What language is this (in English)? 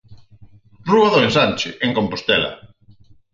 Galician